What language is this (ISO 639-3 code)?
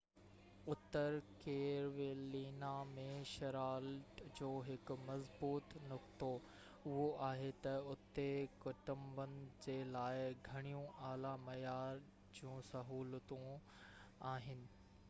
snd